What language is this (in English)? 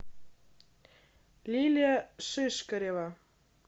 Russian